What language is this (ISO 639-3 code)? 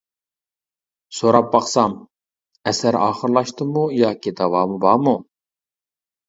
uig